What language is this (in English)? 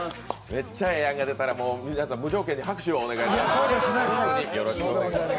Japanese